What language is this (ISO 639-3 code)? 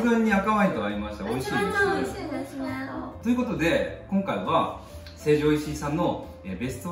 jpn